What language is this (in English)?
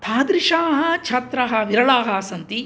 Sanskrit